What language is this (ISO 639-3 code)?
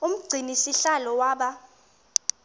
xho